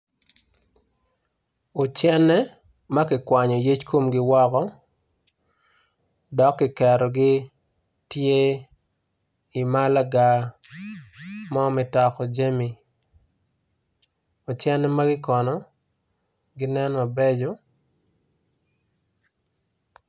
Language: Acoli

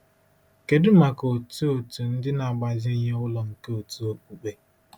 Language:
Igbo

